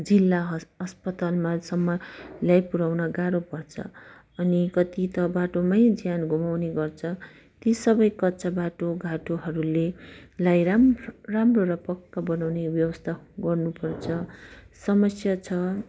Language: Nepali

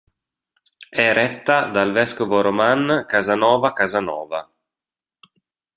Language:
Italian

